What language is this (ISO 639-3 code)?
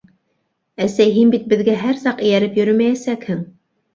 bak